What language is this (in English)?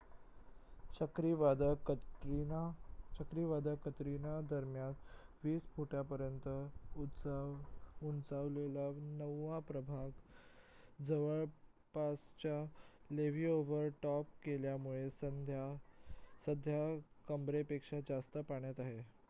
Marathi